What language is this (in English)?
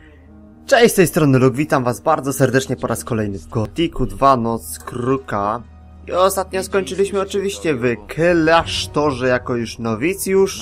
Polish